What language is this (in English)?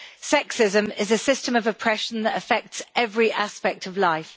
English